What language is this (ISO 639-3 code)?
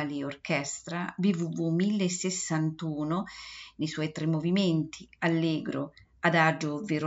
ita